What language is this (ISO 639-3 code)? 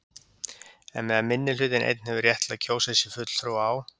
isl